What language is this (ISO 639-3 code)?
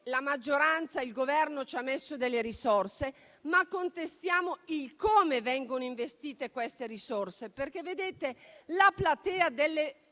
ita